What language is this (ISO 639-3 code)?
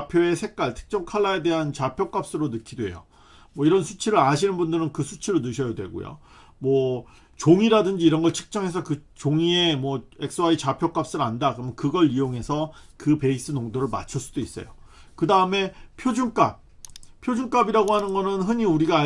kor